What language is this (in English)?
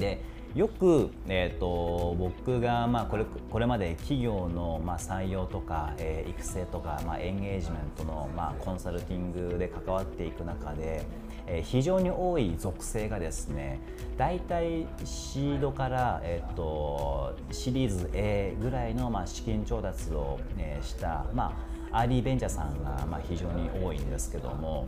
Japanese